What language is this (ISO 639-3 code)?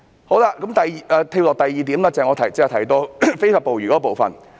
yue